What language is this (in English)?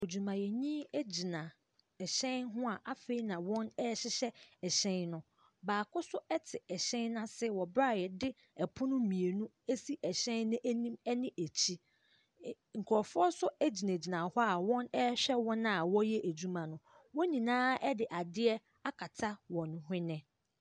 Akan